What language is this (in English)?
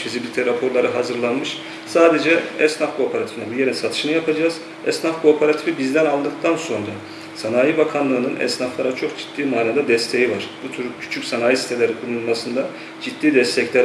Turkish